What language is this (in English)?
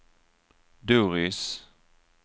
Swedish